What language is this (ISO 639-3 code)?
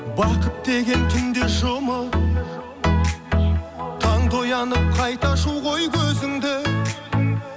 kaz